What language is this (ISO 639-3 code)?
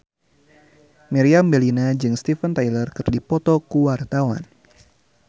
sun